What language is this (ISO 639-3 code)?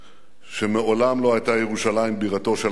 heb